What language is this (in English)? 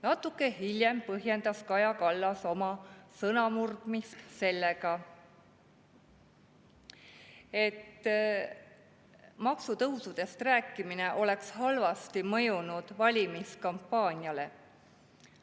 Estonian